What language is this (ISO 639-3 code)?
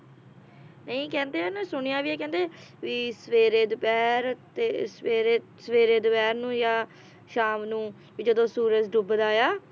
pan